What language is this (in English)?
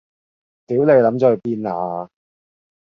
Cantonese